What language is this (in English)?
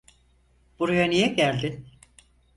Turkish